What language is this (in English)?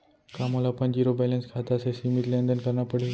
Chhattisgarhi